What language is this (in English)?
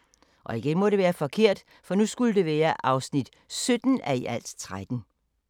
Danish